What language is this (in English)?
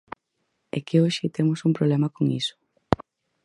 Galician